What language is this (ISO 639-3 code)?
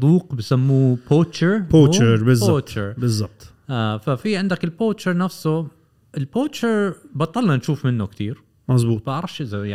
ara